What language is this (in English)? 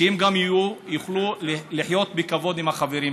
Hebrew